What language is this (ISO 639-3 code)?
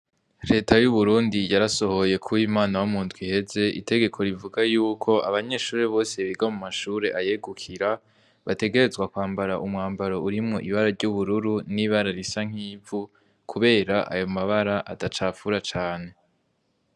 run